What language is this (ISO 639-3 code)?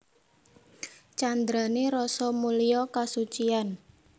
jav